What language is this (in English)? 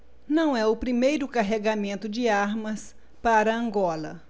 Portuguese